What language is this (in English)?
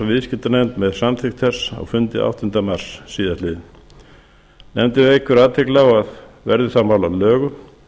Icelandic